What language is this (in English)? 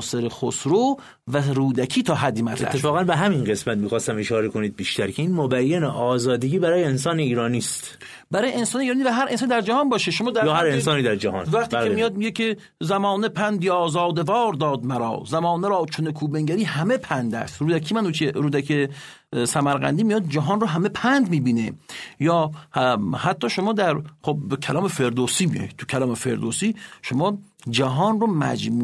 Persian